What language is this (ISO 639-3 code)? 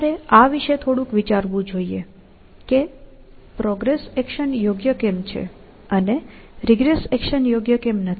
guj